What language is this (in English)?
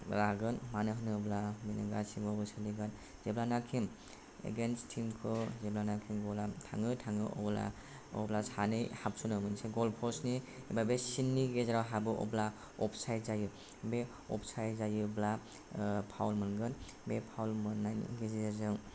Bodo